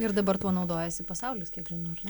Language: Lithuanian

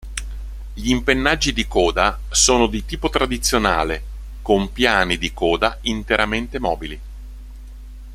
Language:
Italian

